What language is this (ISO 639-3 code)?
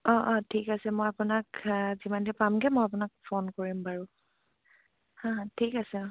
asm